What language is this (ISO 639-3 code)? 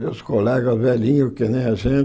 por